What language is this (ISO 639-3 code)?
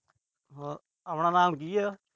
pan